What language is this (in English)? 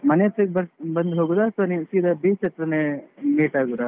Kannada